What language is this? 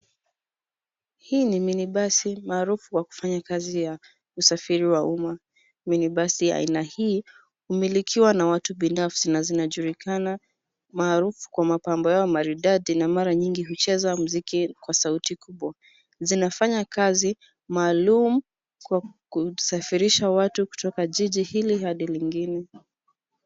Swahili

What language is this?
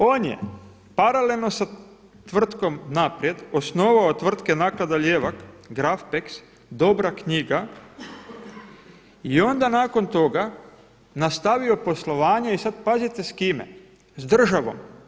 Croatian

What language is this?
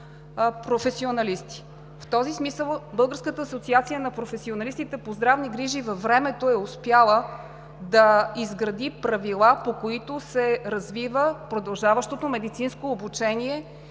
Bulgarian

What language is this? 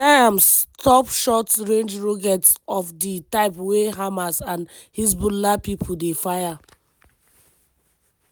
Nigerian Pidgin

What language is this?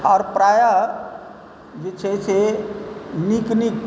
Maithili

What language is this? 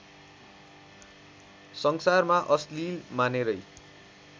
Nepali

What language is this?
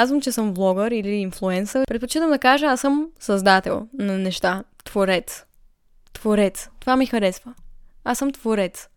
Bulgarian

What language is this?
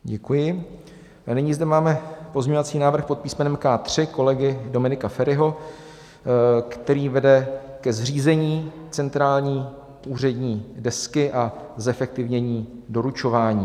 Czech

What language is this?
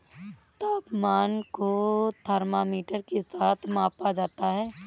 Hindi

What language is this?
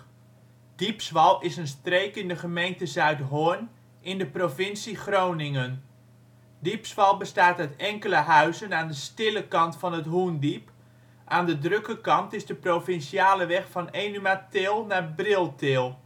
Dutch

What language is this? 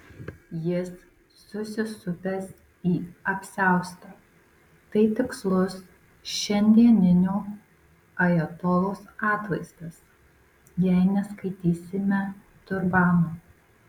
Lithuanian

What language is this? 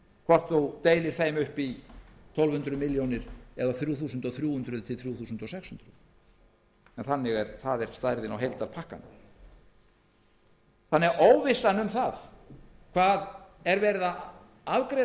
Icelandic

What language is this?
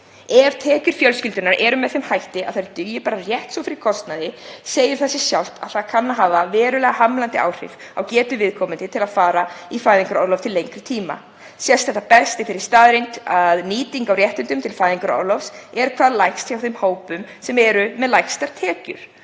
Icelandic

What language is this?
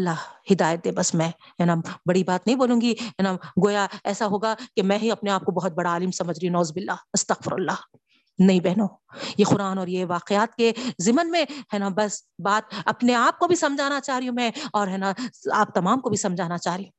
Urdu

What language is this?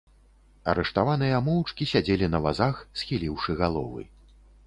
Belarusian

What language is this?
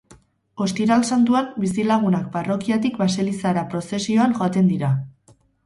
Basque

